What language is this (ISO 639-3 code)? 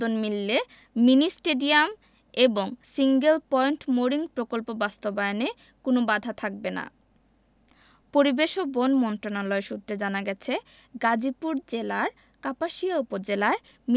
ben